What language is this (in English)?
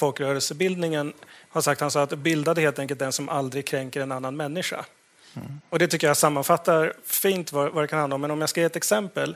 Swedish